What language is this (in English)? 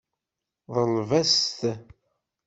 Kabyle